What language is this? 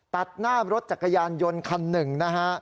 Thai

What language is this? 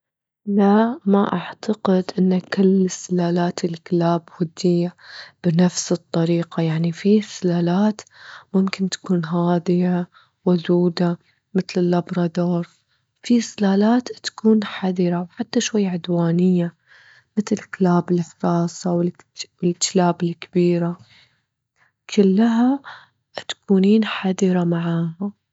Gulf Arabic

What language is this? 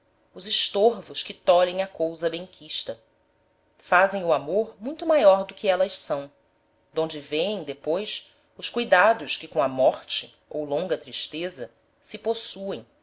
Portuguese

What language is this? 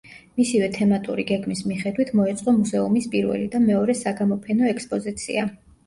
Georgian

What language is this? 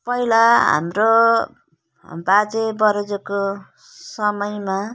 Nepali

